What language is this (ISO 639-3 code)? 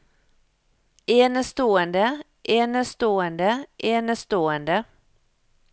nor